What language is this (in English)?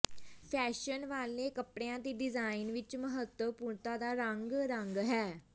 Punjabi